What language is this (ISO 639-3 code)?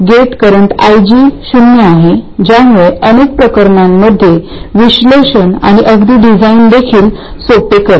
mar